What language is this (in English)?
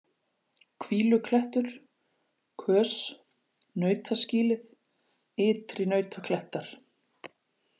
Icelandic